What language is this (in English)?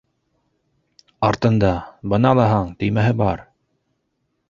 Bashkir